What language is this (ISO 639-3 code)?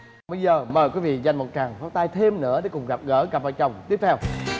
vie